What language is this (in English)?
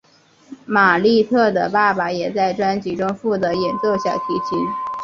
Chinese